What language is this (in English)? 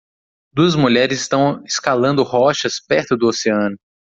Portuguese